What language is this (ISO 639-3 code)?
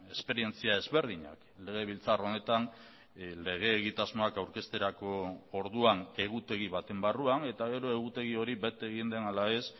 eus